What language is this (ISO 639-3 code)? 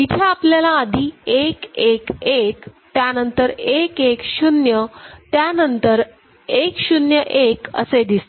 mar